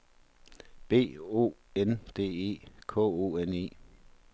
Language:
Danish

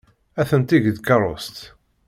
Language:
Kabyle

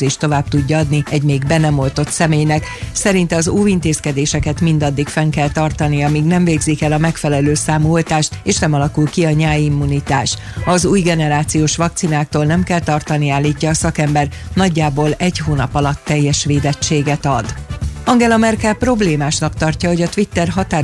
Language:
Hungarian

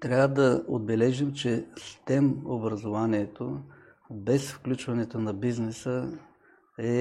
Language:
Bulgarian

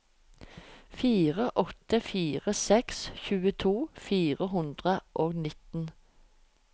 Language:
Norwegian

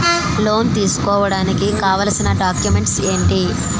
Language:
Telugu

